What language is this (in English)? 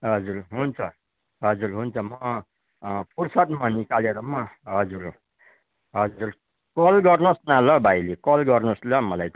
Nepali